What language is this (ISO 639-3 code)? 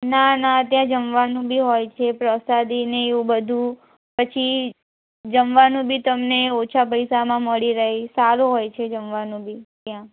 guj